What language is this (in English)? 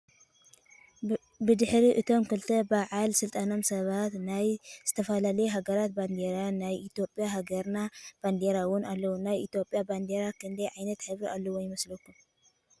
Tigrinya